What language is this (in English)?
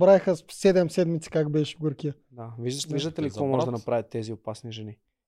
Bulgarian